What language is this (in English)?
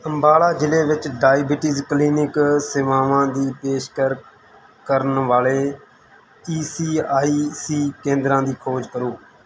Punjabi